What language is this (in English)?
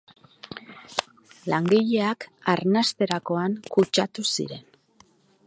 Basque